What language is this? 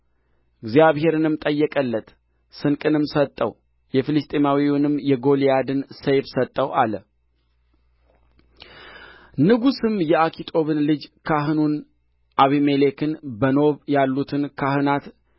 Amharic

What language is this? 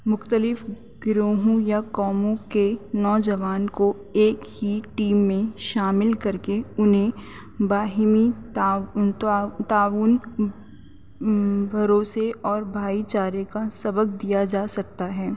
Urdu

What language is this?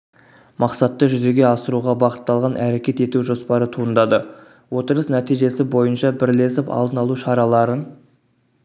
Kazakh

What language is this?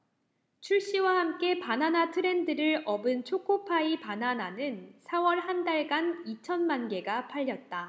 Korean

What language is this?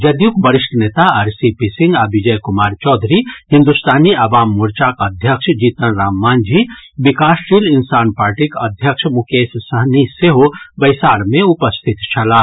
Maithili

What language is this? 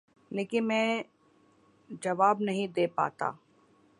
Urdu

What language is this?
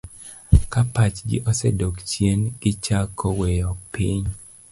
Luo (Kenya and Tanzania)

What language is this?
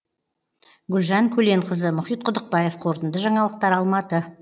Kazakh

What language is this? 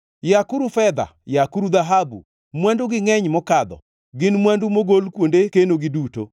Luo (Kenya and Tanzania)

